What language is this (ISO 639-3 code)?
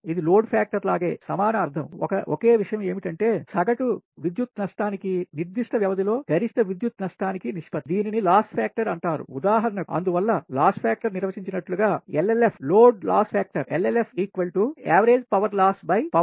tel